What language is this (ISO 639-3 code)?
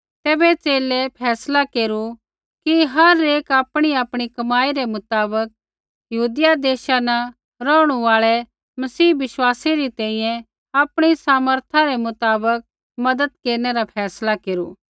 kfx